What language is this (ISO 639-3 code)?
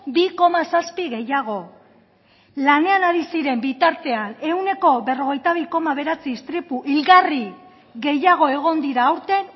eus